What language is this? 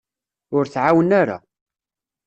Kabyle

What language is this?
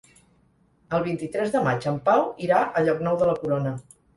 Catalan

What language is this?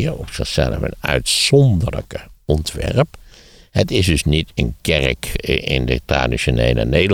Dutch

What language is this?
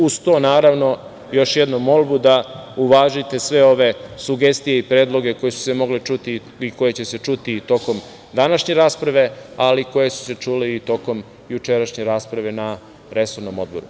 Serbian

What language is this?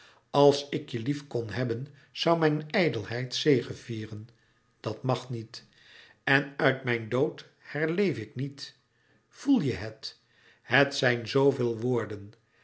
Dutch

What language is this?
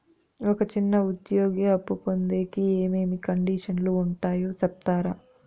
Telugu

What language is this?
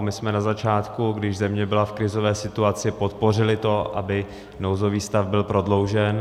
Czech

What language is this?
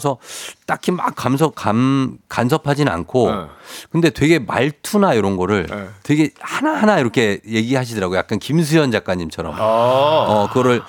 Korean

